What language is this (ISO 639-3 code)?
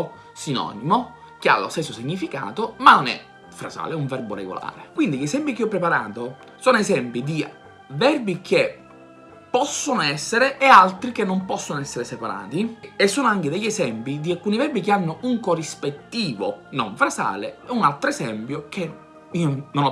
ita